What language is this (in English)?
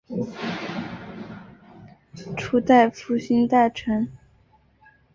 Chinese